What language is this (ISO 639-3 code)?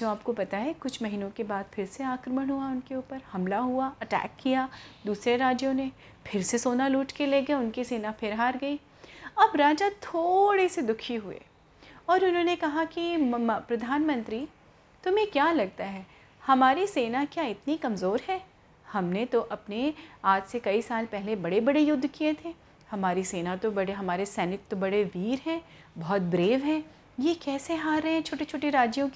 hin